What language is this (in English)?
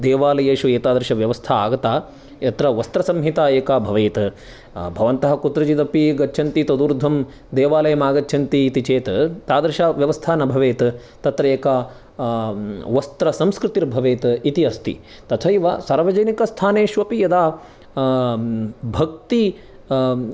Sanskrit